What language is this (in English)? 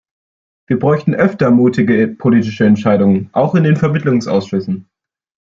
German